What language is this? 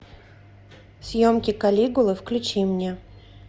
Russian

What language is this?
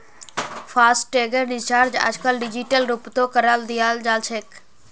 Magahi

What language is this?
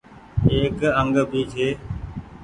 Goaria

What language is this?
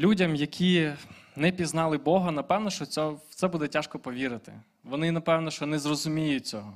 Ukrainian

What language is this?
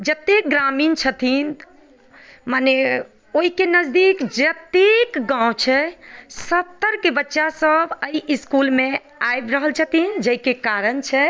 Maithili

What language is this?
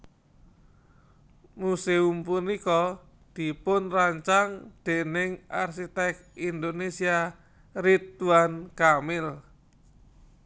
Javanese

